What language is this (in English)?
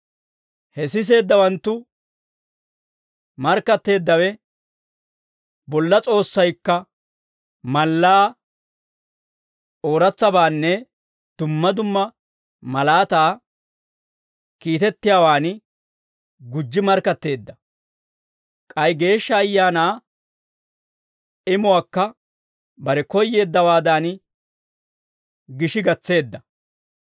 Dawro